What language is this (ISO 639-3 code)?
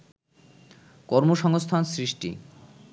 ben